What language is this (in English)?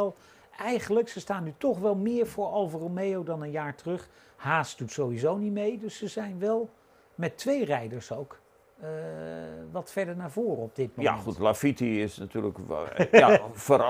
Dutch